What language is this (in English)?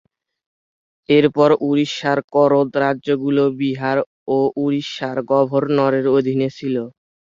Bangla